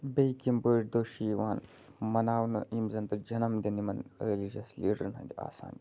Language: Kashmiri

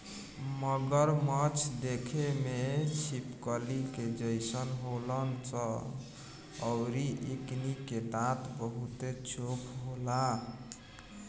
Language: Bhojpuri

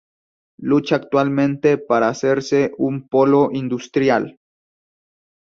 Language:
Spanish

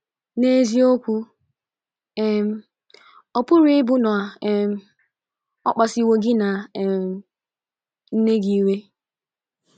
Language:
Igbo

